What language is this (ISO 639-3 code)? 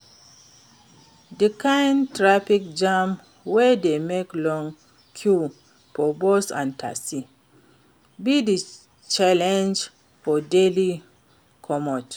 pcm